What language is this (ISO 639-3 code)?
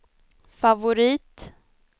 swe